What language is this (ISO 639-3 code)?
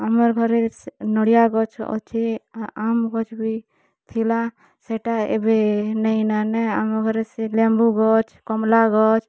ori